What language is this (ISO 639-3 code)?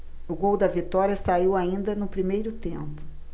por